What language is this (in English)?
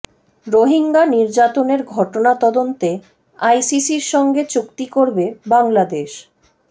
Bangla